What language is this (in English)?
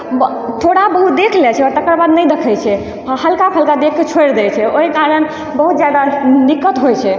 Maithili